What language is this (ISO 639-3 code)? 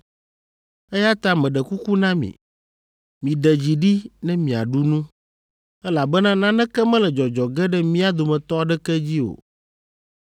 ewe